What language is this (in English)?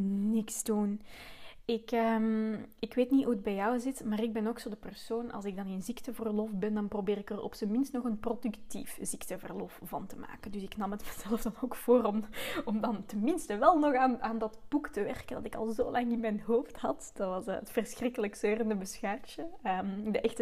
Dutch